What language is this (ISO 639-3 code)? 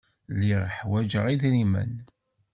kab